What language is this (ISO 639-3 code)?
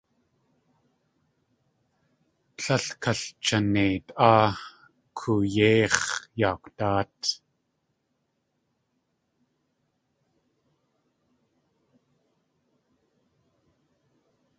tli